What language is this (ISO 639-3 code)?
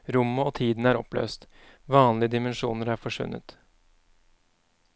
nor